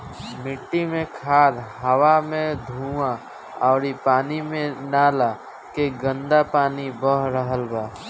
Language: Bhojpuri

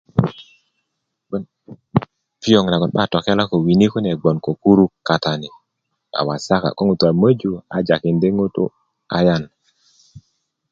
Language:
Kuku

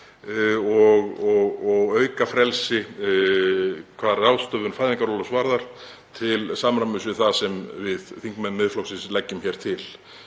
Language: Icelandic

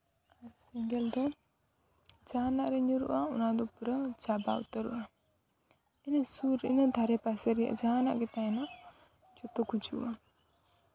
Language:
Santali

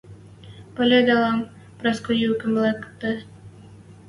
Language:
Western Mari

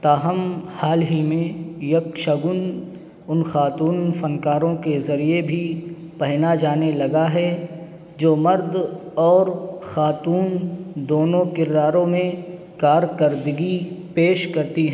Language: Urdu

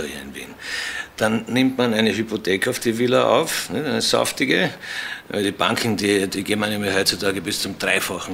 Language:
German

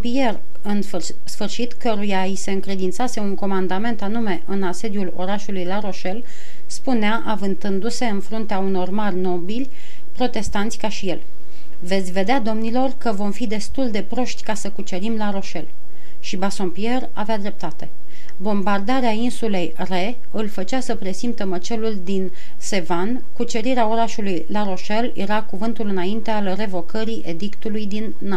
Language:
Romanian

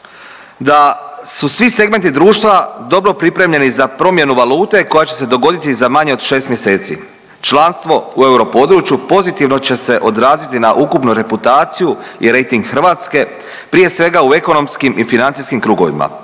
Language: Croatian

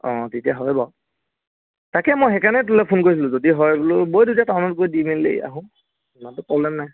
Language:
Assamese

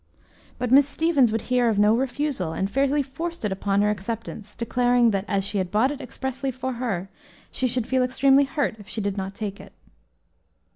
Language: English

